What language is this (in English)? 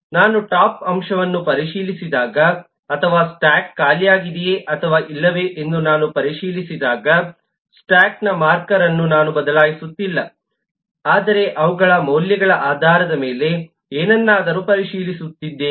Kannada